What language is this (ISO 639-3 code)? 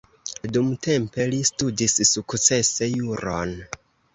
epo